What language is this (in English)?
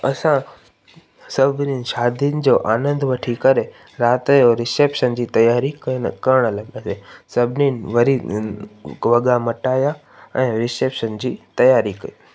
Sindhi